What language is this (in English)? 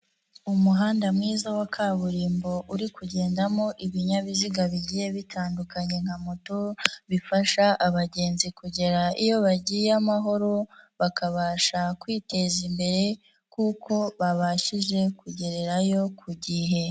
Kinyarwanda